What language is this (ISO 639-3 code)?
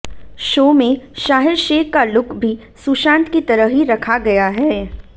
hin